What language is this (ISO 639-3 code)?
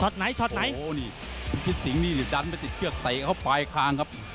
tha